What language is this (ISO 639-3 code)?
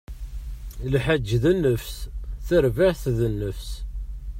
kab